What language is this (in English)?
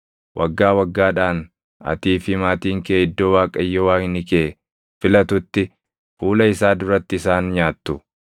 Oromo